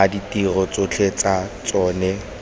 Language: Tswana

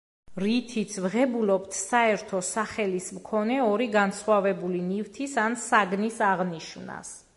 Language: Georgian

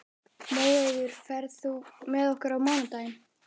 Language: Icelandic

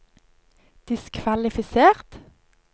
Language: Norwegian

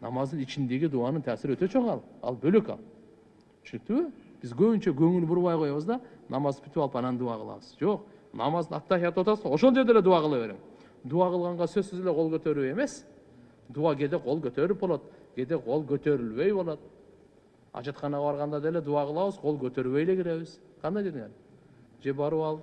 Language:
Turkish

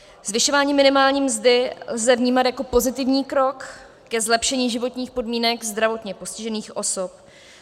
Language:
Czech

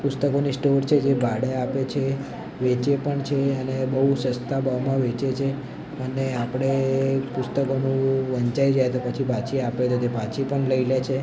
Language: Gujarati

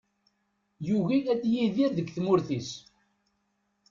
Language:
Kabyle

